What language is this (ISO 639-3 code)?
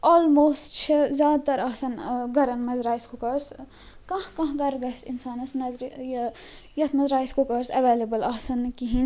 kas